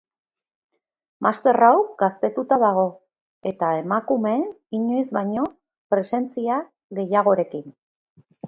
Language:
Basque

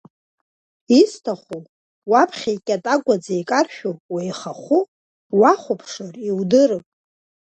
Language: Abkhazian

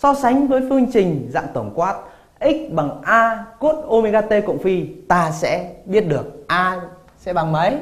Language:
Vietnamese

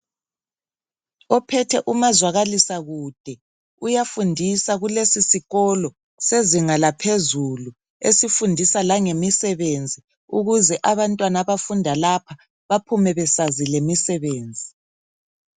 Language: North Ndebele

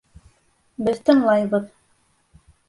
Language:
Bashkir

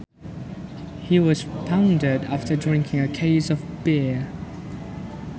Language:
Sundanese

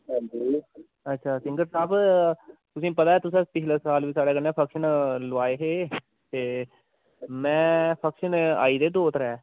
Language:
Dogri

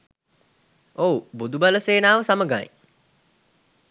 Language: Sinhala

